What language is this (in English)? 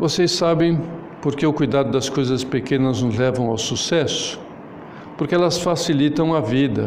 Portuguese